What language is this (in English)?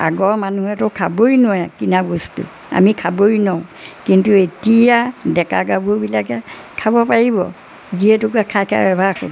Assamese